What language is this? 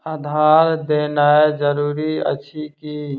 Maithili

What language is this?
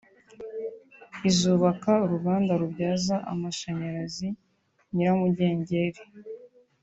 Kinyarwanda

